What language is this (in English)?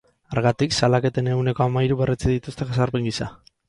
Basque